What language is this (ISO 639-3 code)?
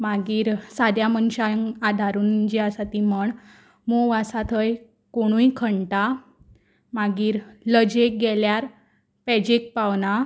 kok